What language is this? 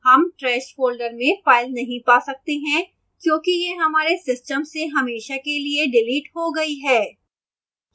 Hindi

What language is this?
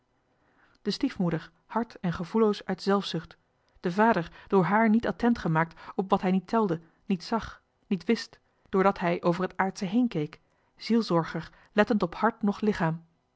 Dutch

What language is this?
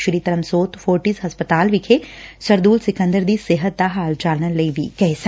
Punjabi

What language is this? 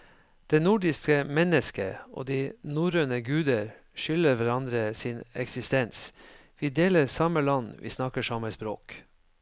Norwegian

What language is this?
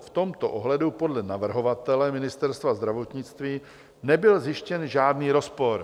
Czech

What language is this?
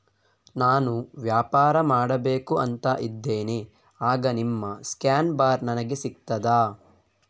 Kannada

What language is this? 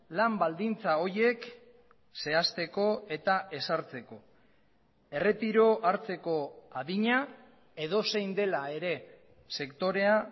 Basque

